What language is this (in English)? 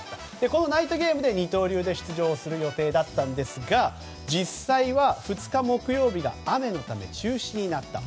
Japanese